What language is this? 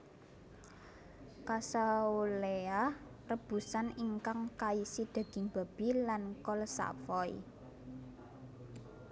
Javanese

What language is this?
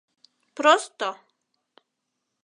Mari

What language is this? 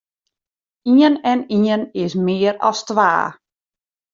Western Frisian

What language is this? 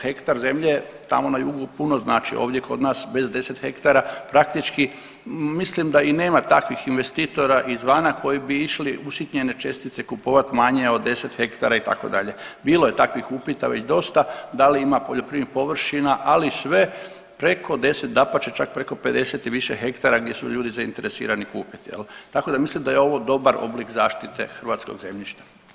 Croatian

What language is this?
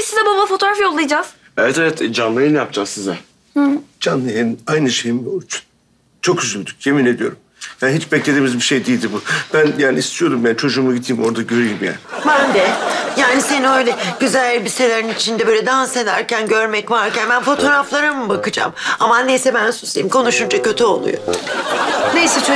Turkish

